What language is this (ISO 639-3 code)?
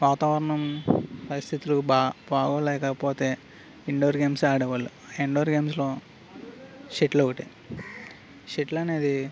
tel